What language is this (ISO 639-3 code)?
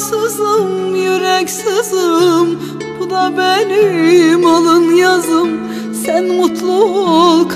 tur